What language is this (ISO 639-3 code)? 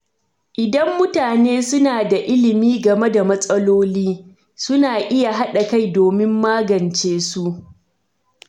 hau